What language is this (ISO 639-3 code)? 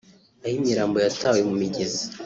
kin